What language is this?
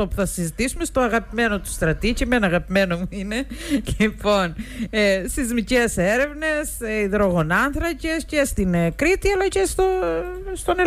Greek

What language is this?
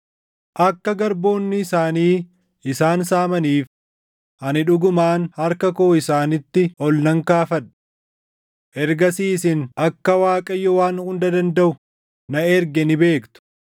Oromo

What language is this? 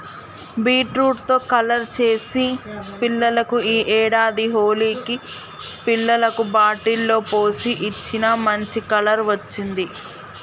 Telugu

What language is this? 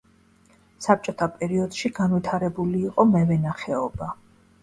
Georgian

